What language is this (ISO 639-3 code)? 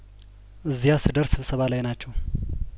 amh